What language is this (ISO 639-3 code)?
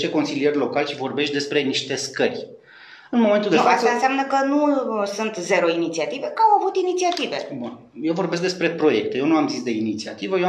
ron